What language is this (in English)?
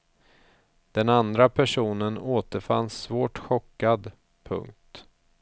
Swedish